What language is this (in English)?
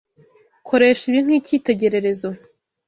Kinyarwanda